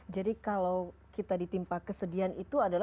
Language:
Indonesian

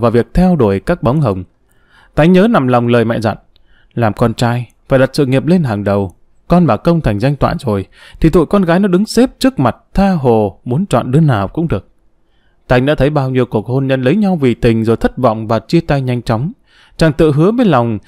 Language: Vietnamese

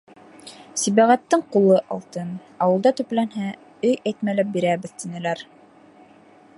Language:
Bashkir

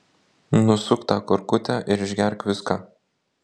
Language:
Lithuanian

